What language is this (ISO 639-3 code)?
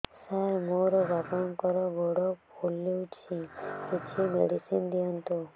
ori